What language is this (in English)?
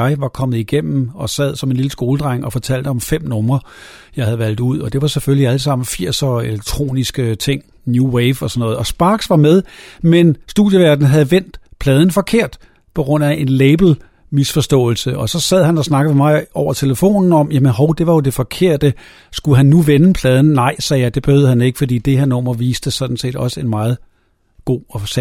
Danish